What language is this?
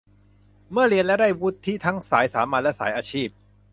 Thai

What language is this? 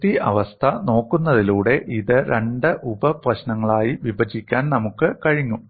Malayalam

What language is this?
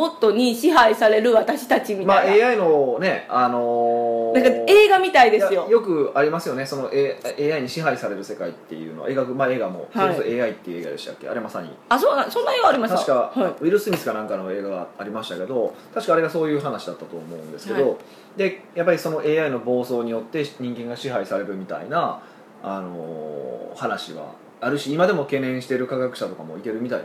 Japanese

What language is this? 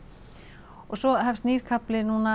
Icelandic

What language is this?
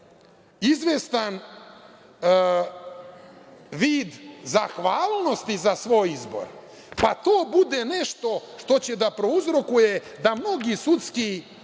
Serbian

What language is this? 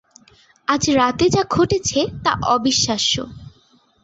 Bangla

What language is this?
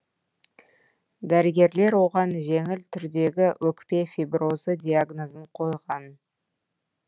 Kazakh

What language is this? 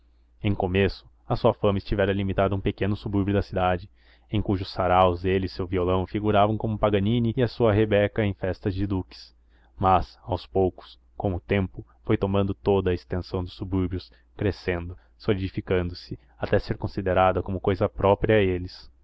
Portuguese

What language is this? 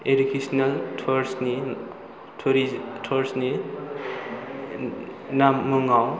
Bodo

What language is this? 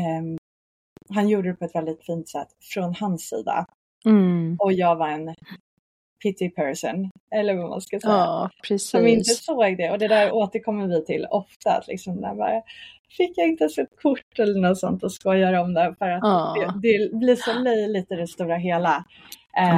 Swedish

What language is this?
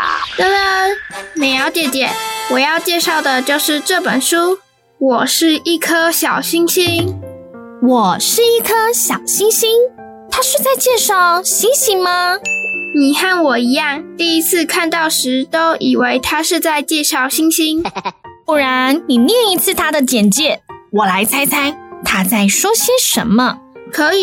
Chinese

